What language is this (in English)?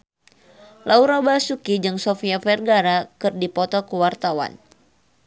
Sundanese